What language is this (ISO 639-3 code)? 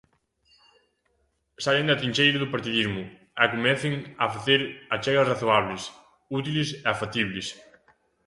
glg